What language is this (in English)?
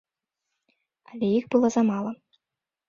Belarusian